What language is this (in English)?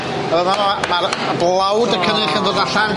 Welsh